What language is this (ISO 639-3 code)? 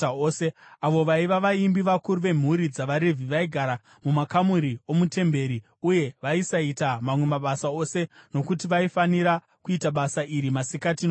sna